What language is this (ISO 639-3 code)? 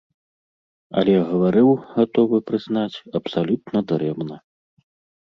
bel